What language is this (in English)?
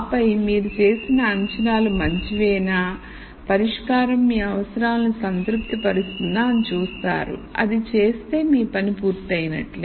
Telugu